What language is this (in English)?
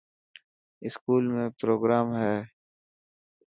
Dhatki